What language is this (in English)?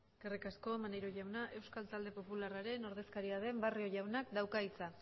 Basque